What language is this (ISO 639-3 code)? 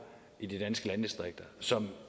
dan